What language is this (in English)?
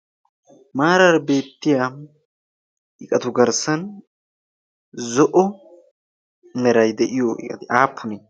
Wolaytta